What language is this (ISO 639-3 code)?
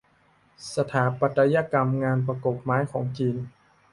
tha